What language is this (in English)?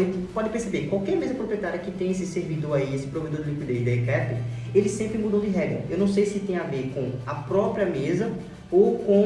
Portuguese